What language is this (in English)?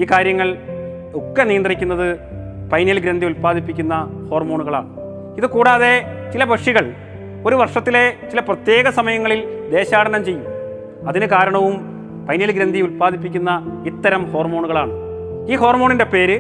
Malayalam